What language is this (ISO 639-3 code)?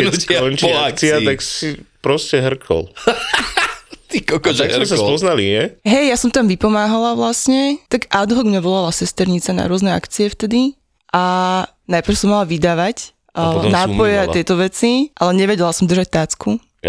slk